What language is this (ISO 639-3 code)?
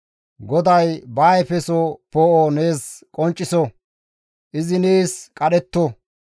gmv